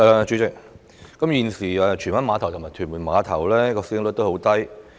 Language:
Cantonese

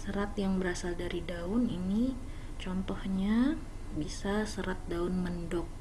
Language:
Indonesian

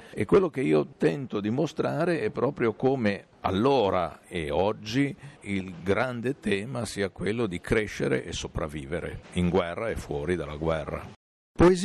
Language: Italian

